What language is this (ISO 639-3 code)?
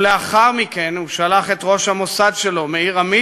heb